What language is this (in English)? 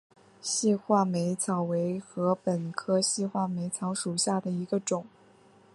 Chinese